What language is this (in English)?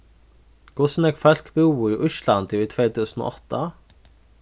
Faroese